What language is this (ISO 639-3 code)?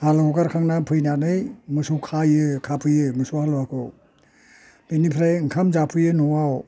brx